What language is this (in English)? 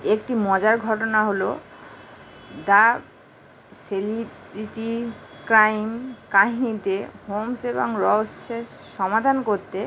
Bangla